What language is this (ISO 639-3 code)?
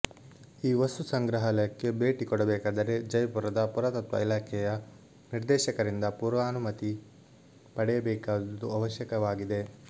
kan